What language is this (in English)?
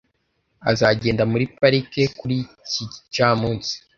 Kinyarwanda